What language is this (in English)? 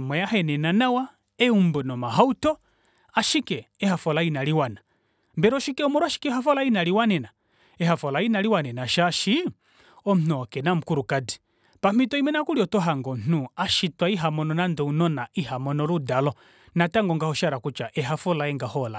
Kuanyama